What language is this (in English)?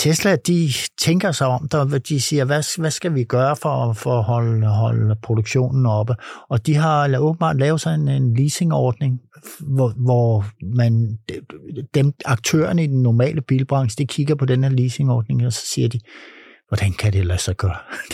Danish